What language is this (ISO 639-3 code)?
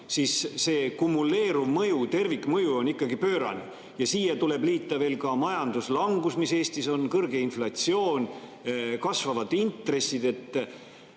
est